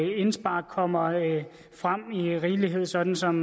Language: Danish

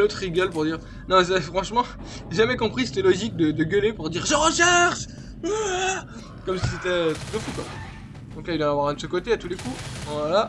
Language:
French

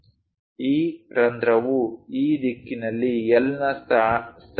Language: Kannada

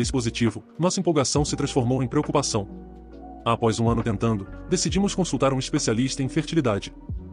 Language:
Portuguese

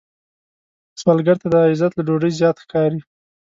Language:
Pashto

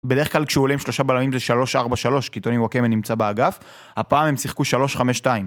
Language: Hebrew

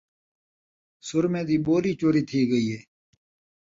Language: Saraiki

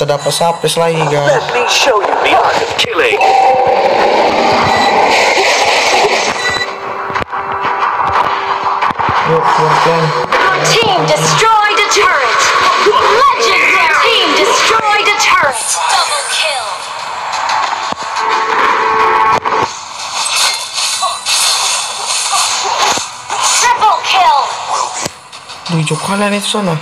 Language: Indonesian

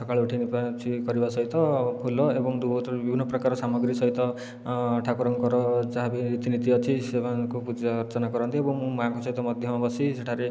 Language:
Odia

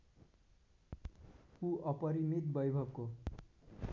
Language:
Nepali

